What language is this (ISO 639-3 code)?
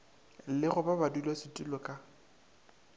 nso